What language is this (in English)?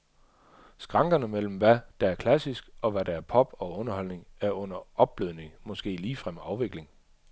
Danish